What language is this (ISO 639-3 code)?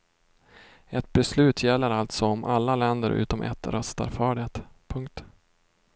swe